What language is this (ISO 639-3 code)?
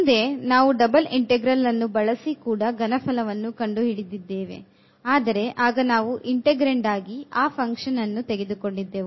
kan